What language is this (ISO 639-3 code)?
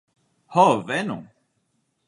epo